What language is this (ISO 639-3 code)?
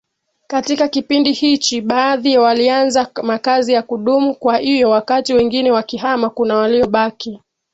swa